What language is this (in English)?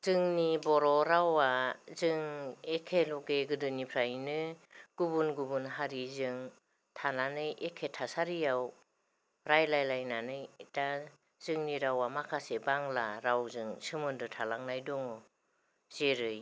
Bodo